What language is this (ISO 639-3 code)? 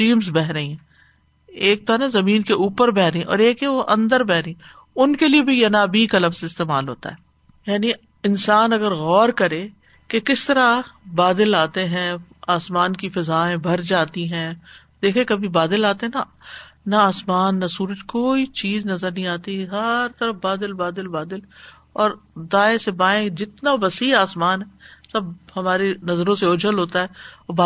urd